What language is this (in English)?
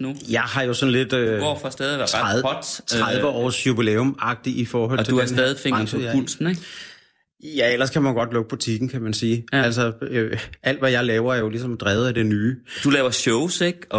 Danish